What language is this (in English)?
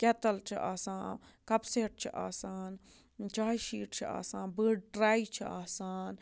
Kashmiri